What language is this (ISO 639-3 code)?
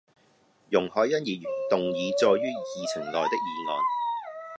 yue